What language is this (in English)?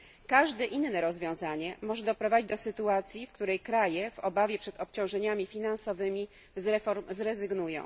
Polish